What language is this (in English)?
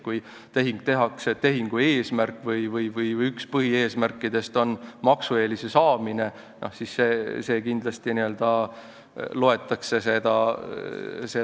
Estonian